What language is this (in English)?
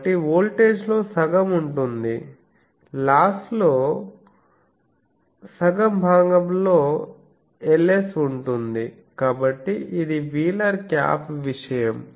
Telugu